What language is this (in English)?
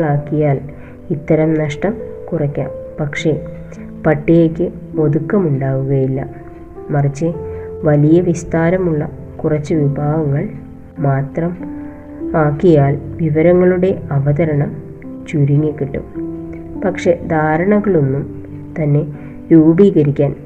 Malayalam